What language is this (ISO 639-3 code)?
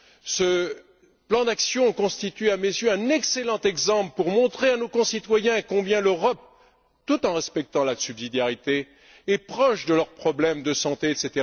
fra